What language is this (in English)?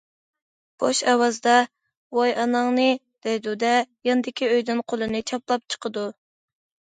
Uyghur